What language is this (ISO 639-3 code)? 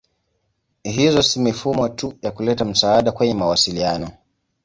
swa